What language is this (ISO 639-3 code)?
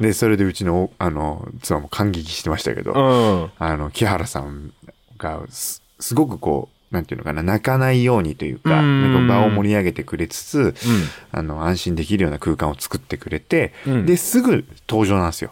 jpn